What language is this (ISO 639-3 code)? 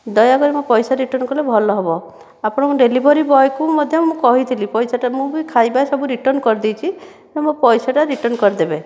ori